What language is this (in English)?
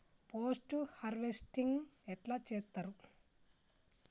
Telugu